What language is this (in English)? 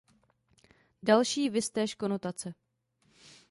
Czech